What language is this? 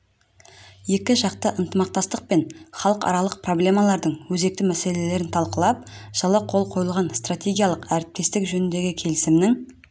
Kazakh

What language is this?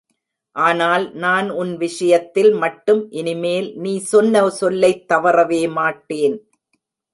Tamil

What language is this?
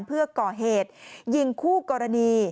Thai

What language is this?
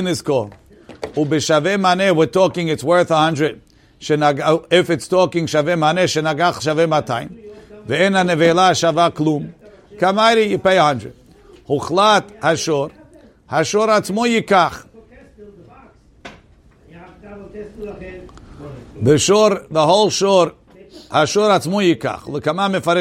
English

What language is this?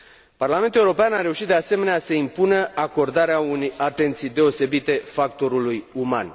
Romanian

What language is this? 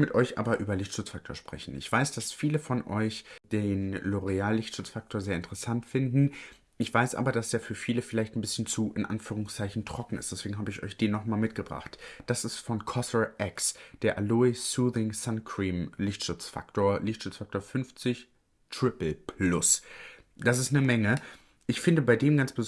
German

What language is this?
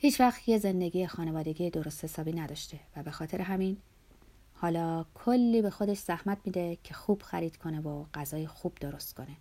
Persian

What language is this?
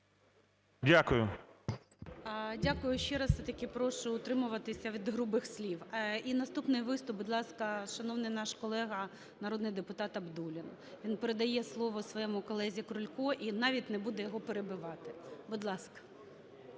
Ukrainian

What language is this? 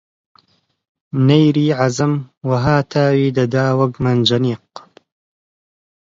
Central Kurdish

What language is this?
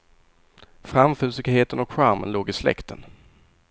Swedish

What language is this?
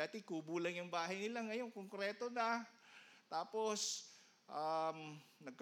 Filipino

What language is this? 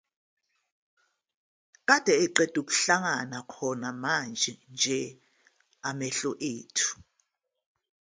Zulu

